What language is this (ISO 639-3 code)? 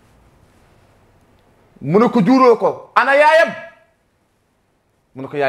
ara